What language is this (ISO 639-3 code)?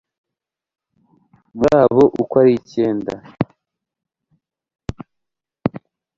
kin